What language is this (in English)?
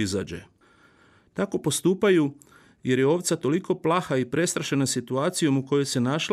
Croatian